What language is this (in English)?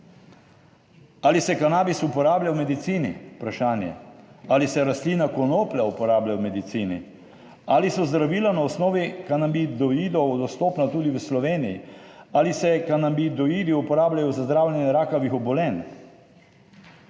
Slovenian